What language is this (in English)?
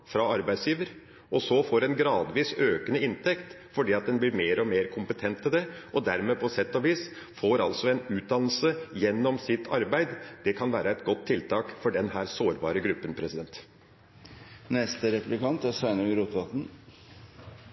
Norwegian